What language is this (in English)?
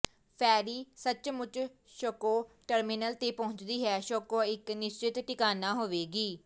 Punjabi